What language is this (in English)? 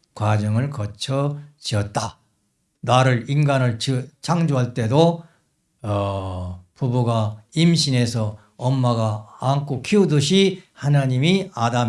Korean